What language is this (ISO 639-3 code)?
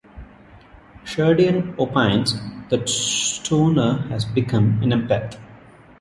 eng